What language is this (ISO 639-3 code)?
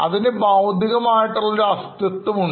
mal